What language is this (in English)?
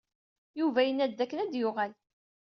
Kabyle